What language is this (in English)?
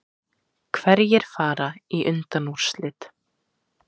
Icelandic